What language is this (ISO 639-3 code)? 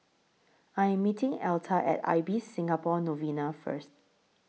eng